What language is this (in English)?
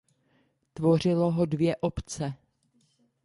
Czech